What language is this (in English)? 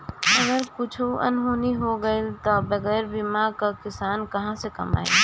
Bhojpuri